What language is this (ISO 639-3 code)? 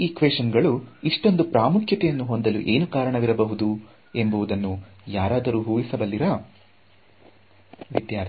kan